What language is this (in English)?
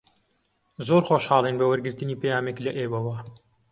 Central Kurdish